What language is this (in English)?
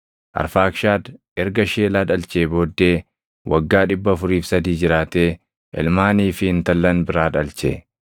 Oromo